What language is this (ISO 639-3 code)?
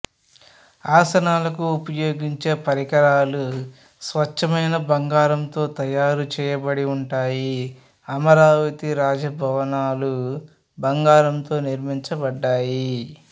tel